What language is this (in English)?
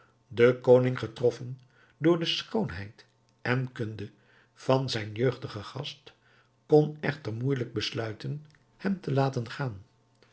Dutch